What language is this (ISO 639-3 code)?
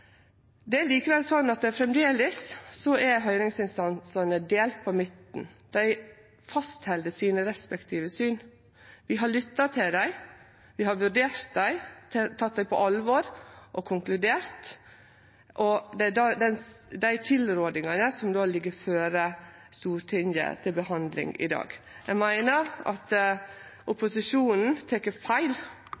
nno